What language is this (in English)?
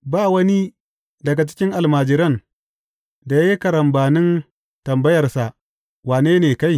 Hausa